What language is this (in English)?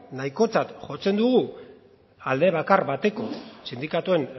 Basque